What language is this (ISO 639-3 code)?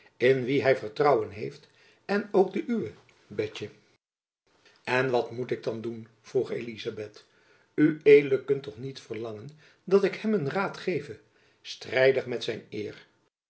nld